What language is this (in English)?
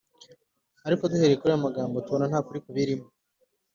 Kinyarwanda